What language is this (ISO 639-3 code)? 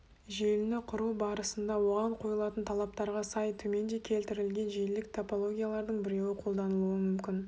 kaz